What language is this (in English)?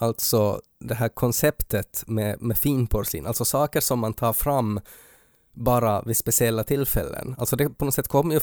Swedish